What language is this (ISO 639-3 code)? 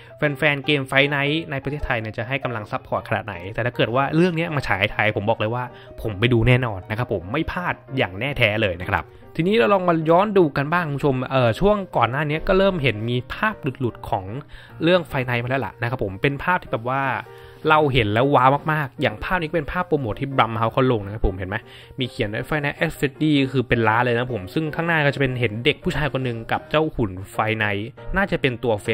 tha